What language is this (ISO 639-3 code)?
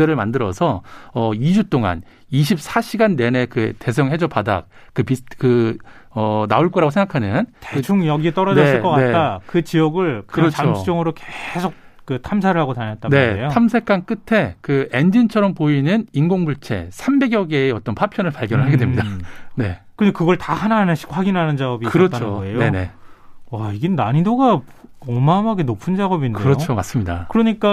kor